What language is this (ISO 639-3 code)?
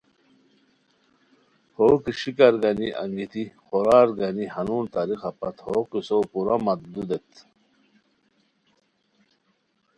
khw